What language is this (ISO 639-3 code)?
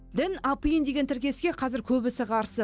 kaz